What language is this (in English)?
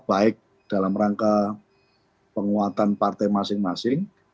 Indonesian